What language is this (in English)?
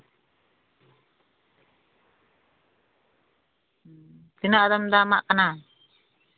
Santali